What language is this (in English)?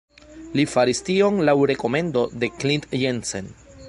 Esperanto